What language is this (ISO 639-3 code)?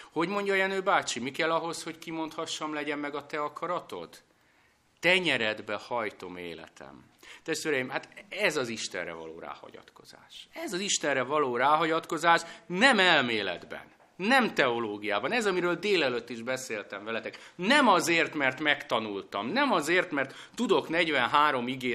hun